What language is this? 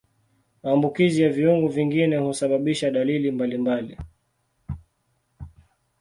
Swahili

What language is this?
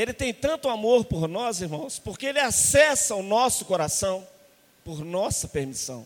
Portuguese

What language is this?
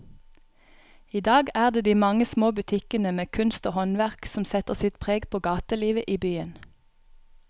Norwegian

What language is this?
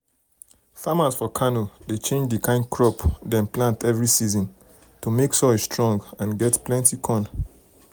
Nigerian Pidgin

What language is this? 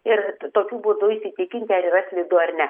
Lithuanian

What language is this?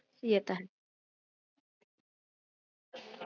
Punjabi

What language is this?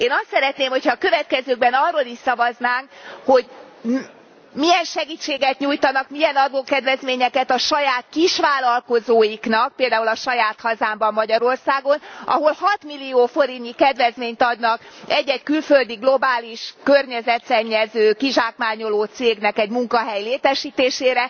Hungarian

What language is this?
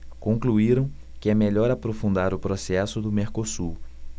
Portuguese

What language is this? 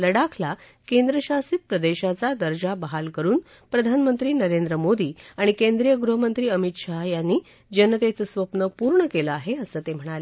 Marathi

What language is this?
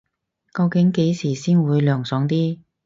Cantonese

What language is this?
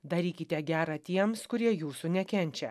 Lithuanian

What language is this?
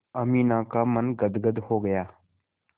Hindi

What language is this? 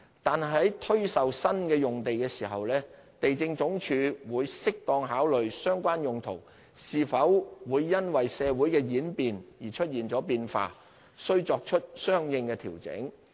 Cantonese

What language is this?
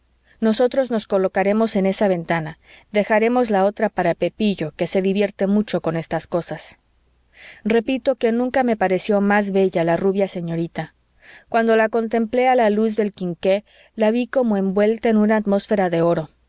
Spanish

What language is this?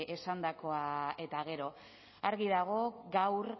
Basque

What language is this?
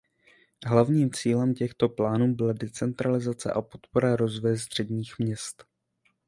Czech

